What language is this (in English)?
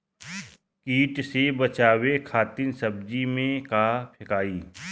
Bhojpuri